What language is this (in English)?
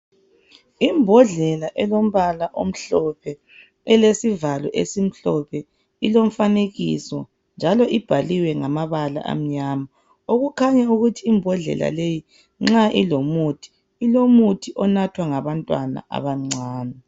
North Ndebele